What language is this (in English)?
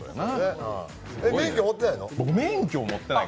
Japanese